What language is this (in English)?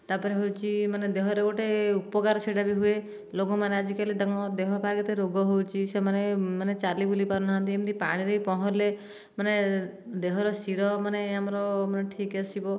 Odia